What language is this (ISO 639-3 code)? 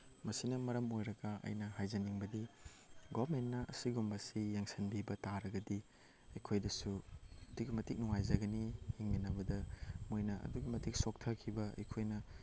mni